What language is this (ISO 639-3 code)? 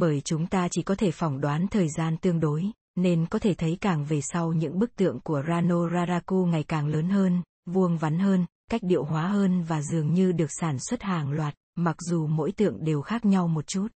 vie